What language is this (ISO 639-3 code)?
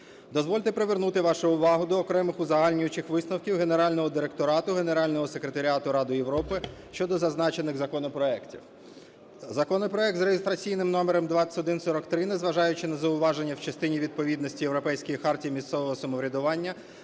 ukr